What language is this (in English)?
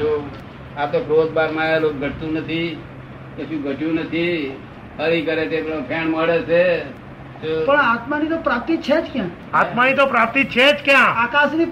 Gujarati